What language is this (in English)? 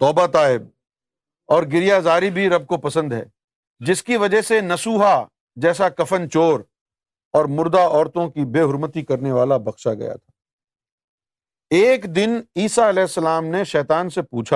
Urdu